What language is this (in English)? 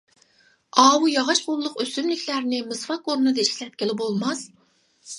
Uyghur